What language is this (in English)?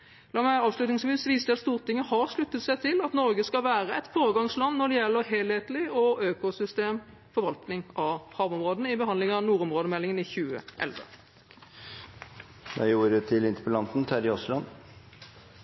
Norwegian Bokmål